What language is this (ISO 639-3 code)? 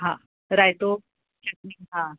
snd